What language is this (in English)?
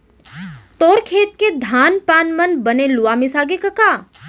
Chhattisgarhi